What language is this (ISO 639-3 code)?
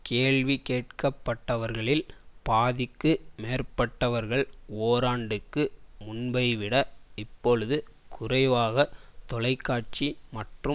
tam